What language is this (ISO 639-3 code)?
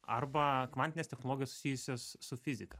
lit